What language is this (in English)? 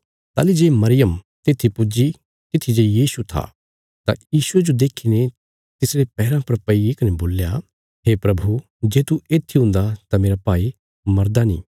Bilaspuri